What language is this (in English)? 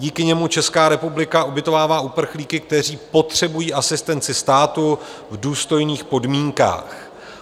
Czech